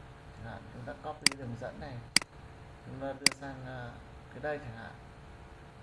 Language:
Vietnamese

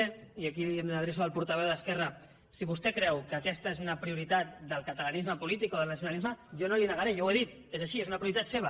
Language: Catalan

